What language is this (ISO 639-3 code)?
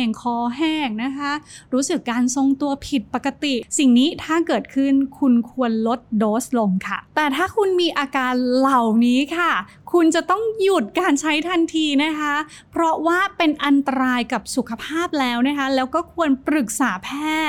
tha